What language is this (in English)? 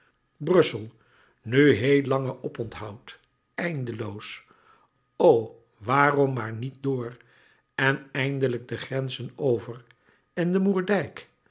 Dutch